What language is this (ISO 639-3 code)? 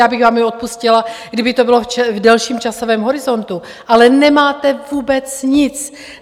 ces